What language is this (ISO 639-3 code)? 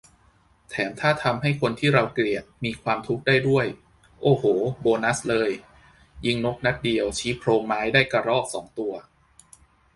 tha